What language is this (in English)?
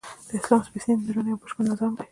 Pashto